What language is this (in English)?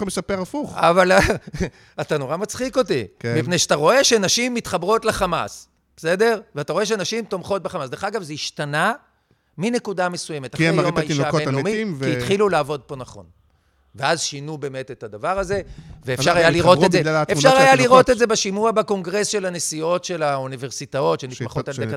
Hebrew